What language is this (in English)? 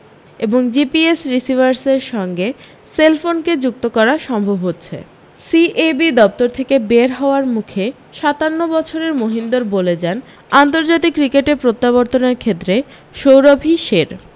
Bangla